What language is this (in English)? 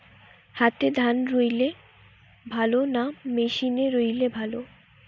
Bangla